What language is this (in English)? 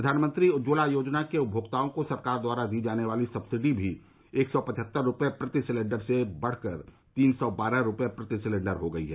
Hindi